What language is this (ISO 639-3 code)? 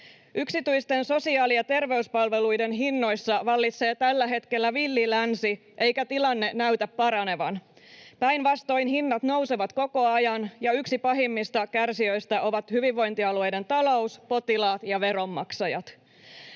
fin